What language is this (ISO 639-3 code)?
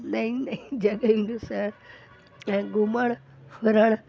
snd